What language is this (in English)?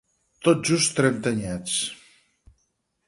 Catalan